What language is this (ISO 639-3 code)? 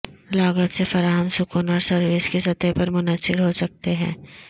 urd